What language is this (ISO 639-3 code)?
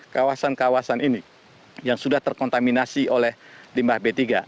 ind